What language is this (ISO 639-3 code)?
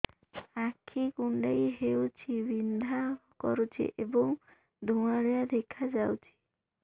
ori